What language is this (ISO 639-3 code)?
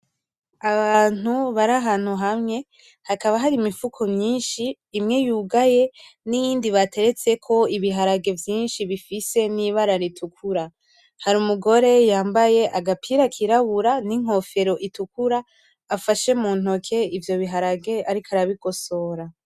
run